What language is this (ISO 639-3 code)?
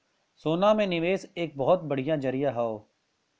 bho